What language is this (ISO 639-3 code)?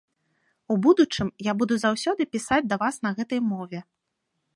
bel